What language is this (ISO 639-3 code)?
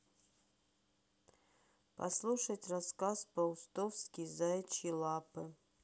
rus